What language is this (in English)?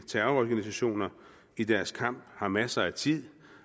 Danish